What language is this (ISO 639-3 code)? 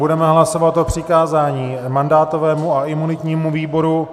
ces